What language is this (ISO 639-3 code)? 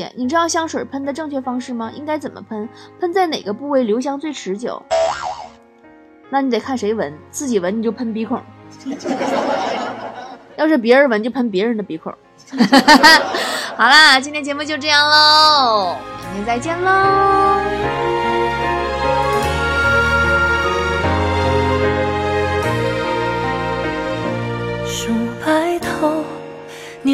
zho